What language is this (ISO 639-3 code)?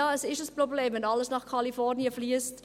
gsw